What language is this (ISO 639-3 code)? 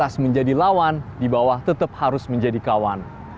ind